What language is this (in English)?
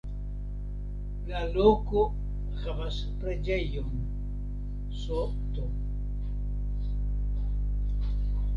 Esperanto